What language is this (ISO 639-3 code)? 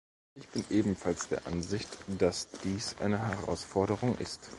deu